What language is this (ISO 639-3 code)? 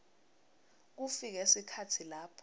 ssw